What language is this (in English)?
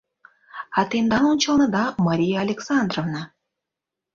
Mari